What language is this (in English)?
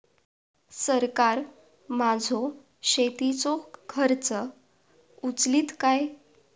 Marathi